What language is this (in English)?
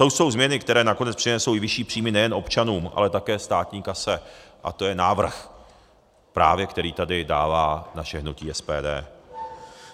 Czech